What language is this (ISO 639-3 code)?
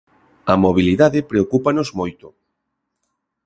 glg